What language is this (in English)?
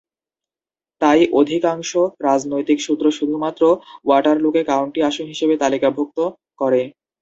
Bangla